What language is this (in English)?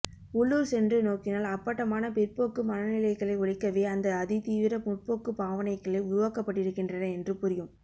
Tamil